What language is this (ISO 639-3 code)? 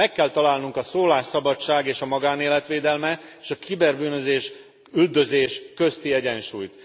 hun